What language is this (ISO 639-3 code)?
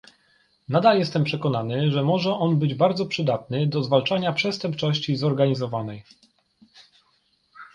pol